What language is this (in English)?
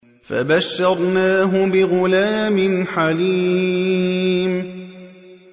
Arabic